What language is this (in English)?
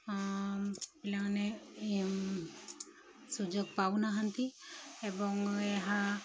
Odia